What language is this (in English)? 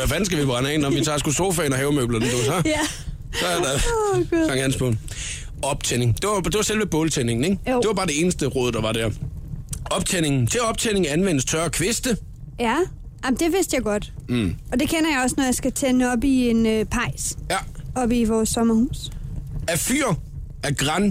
Danish